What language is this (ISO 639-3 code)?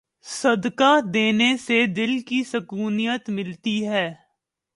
urd